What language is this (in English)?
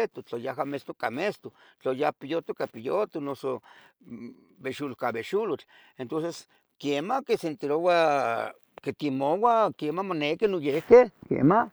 Tetelcingo Nahuatl